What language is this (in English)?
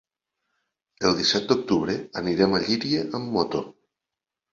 Catalan